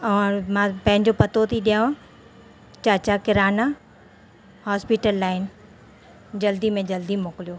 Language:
Sindhi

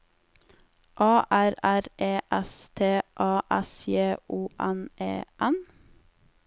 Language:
Norwegian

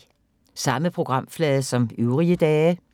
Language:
Danish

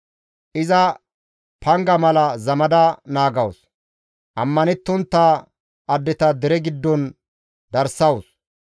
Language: Gamo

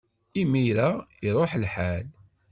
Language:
Kabyle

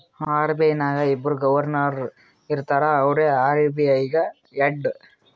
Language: Kannada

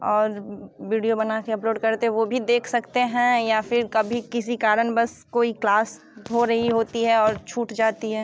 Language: Hindi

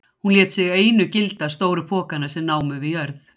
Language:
Icelandic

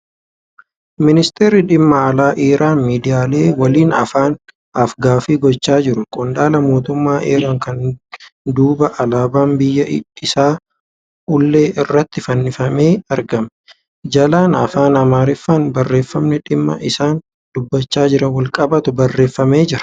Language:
Oromo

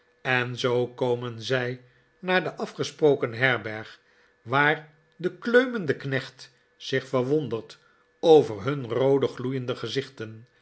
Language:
Dutch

